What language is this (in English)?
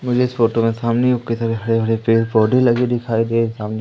Hindi